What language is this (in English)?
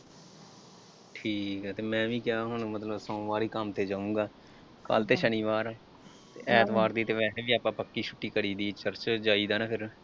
Punjabi